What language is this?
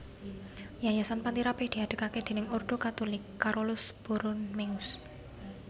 Javanese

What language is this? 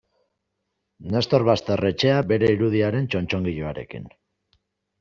Basque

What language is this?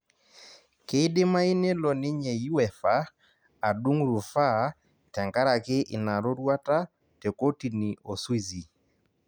Masai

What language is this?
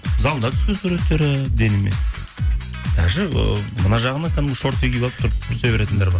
Kazakh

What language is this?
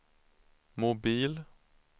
Swedish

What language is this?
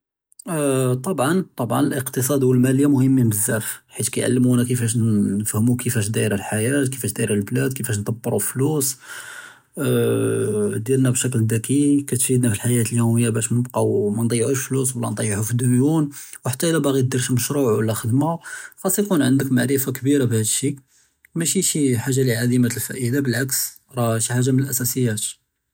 Judeo-Arabic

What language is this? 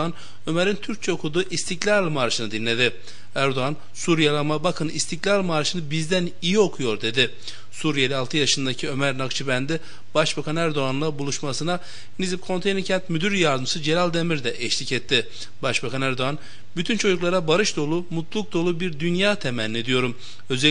Turkish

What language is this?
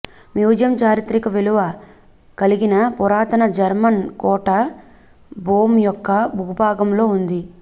Telugu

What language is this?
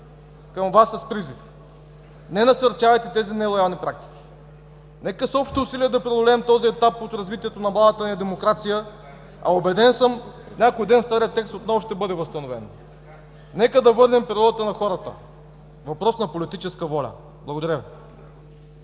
Bulgarian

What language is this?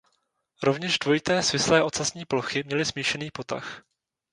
Czech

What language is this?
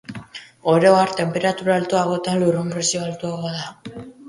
Basque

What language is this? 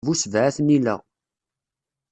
Kabyle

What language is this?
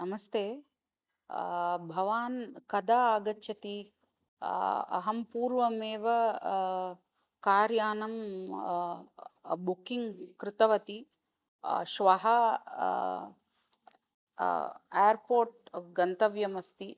Sanskrit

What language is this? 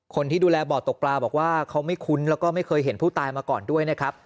Thai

